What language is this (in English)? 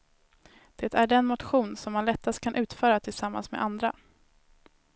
Swedish